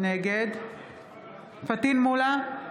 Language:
Hebrew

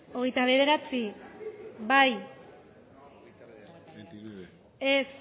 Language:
Basque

